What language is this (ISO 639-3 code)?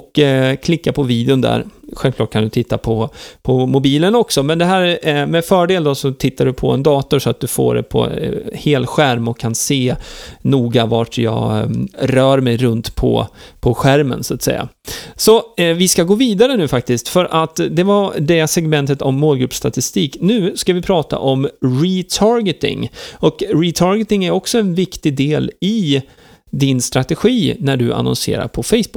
swe